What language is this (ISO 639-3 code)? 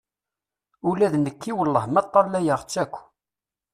kab